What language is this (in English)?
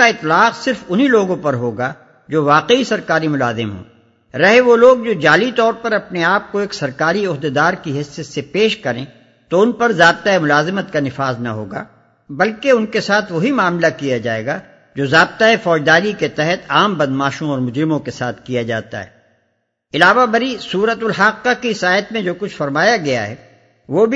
Urdu